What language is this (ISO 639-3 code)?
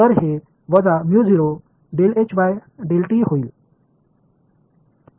mar